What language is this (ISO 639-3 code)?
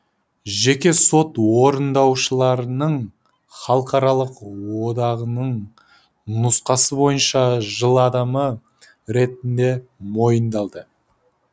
kaz